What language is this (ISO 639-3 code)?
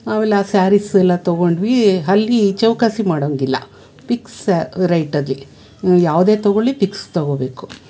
kan